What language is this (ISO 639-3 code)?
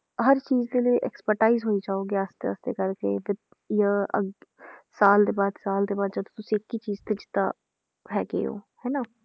pan